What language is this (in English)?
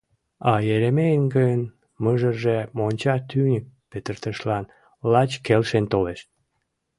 Mari